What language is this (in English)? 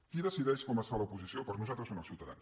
Catalan